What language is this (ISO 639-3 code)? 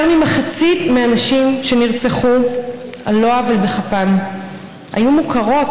heb